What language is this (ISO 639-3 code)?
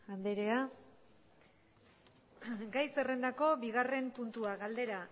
eus